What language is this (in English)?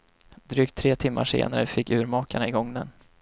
Swedish